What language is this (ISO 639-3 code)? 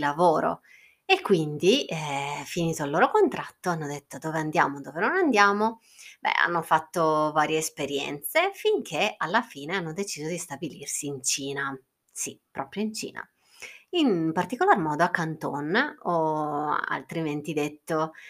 ita